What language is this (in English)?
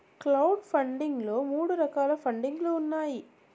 Telugu